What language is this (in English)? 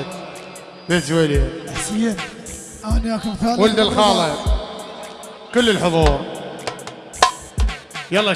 Arabic